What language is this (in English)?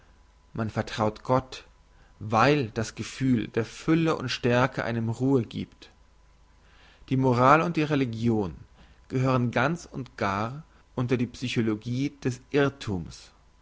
German